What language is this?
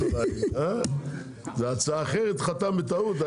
Hebrew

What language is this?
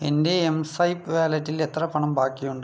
Malayalam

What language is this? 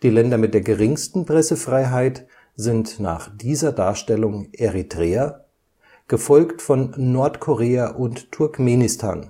German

